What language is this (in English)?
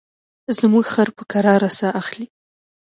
Pashto